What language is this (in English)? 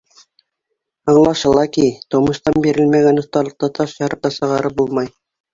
Bashkir